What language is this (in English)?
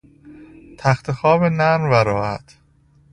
Persian